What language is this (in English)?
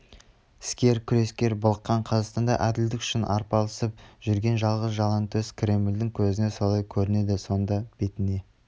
Kazakh